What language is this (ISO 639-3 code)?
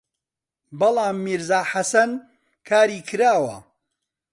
ckb